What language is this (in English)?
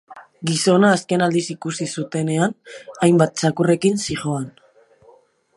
Basque